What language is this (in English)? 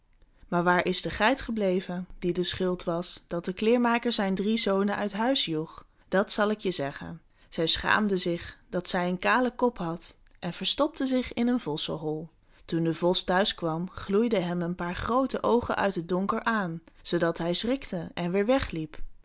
Dutch